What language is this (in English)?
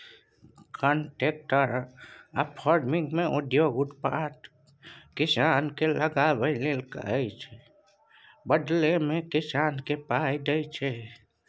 Maithili